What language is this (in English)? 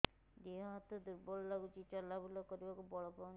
Odia